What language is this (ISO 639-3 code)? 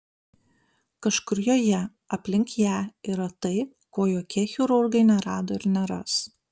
lit